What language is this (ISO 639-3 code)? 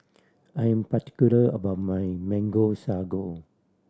eng